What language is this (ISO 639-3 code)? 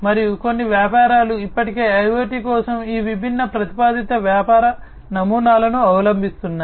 tel